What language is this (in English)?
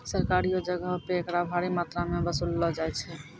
Maithili